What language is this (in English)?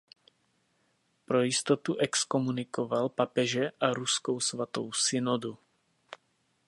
Czech